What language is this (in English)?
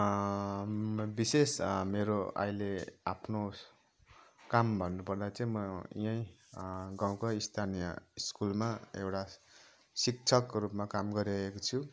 Nepali